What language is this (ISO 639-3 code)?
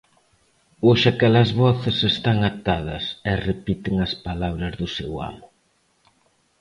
glg